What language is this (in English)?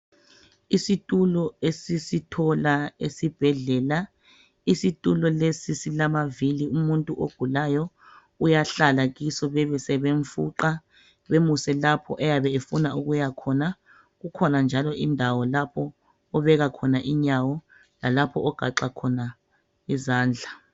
North Ndebele